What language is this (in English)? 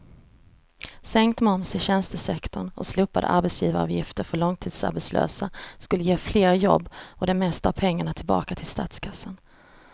Swedish